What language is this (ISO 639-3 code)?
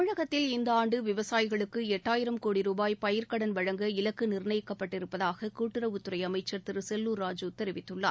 tam